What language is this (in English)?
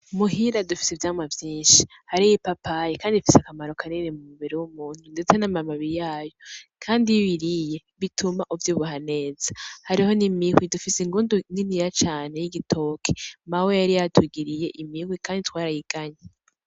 Rundi